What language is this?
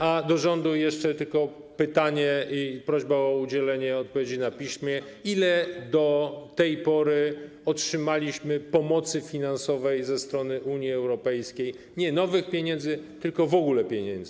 Polish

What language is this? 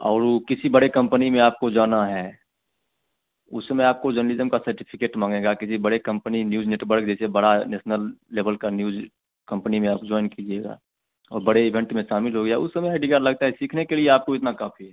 Hindi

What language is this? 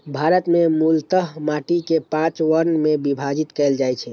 Maithili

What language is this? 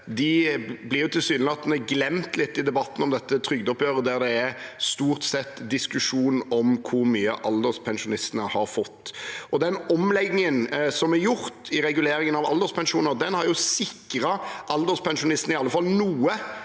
Norwegian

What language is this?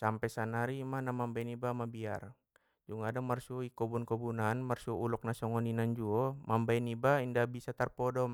Batak Mandailing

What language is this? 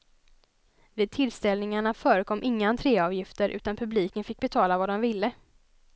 Swedish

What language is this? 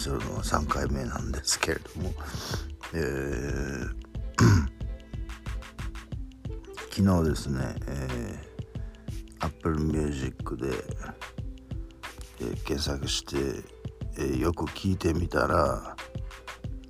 Japanese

